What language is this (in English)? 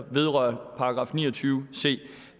Danish